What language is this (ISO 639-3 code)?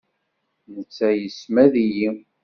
kab